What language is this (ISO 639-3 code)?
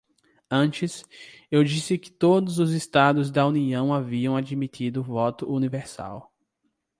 por